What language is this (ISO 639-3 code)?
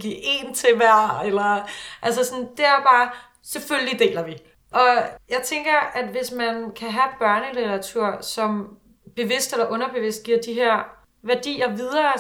dan